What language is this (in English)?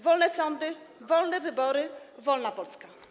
Polish